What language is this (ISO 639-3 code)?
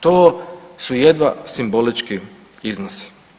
hrv